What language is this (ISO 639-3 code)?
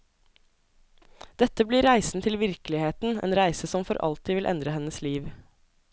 nor